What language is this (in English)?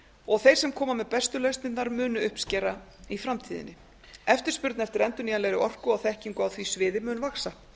Icelandic